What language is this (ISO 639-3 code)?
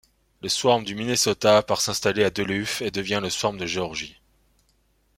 fra